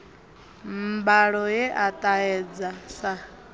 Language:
Venda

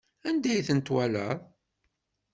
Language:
Kabyle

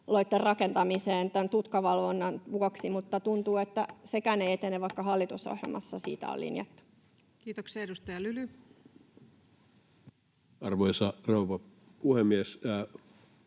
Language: Finnish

